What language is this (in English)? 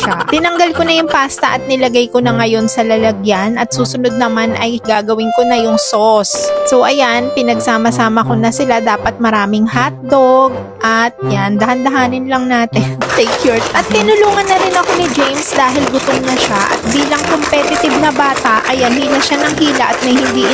Filipino